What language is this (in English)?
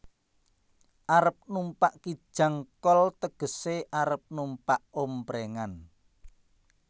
Javanese